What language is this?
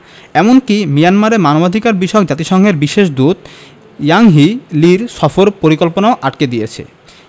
Bangla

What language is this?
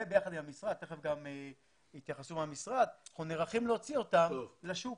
Hebrew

